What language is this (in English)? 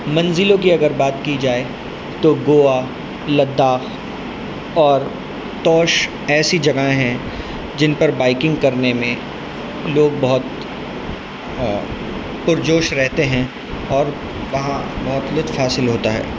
Urdu